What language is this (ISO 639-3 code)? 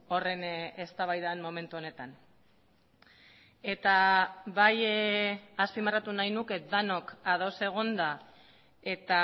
eus